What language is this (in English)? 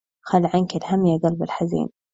Arabic